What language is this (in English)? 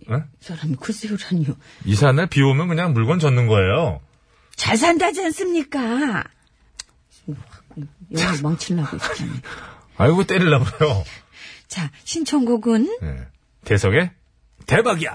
Korean